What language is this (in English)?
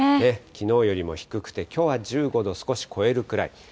Japanese